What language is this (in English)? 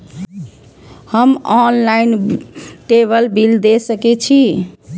Maithili